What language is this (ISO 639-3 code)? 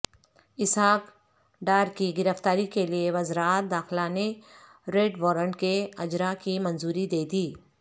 urd